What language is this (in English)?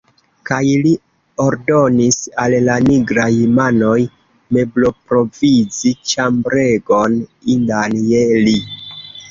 Esperanto